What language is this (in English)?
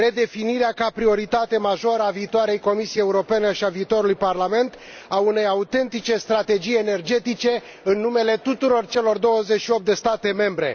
Romanian